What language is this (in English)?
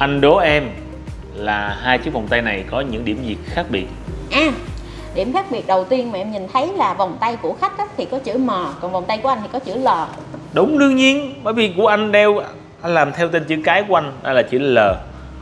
Vietnamese